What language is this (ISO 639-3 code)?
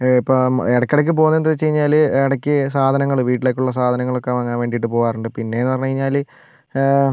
mal